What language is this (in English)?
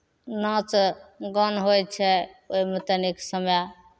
Maithili